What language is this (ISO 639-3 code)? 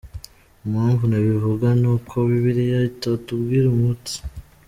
kin